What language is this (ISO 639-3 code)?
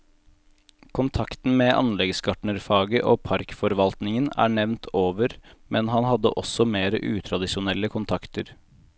nor